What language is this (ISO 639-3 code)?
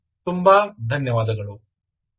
kan